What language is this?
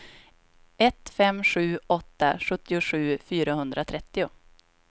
Swedish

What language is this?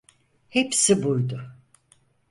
Turkish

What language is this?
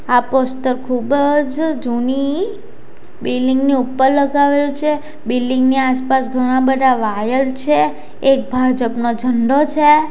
Gujarati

